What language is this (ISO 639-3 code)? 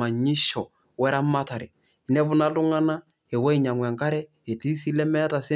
mas